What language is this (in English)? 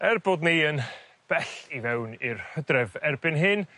Welsh